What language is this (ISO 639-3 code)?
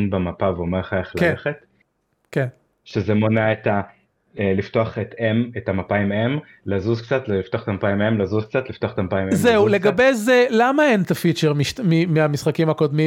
heb